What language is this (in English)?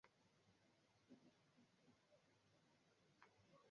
Swahili